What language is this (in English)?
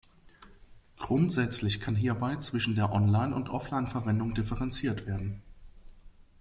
German